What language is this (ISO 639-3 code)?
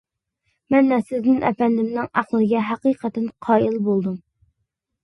uig